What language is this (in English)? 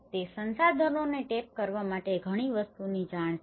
Gujarati